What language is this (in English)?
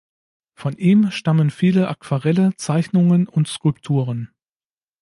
German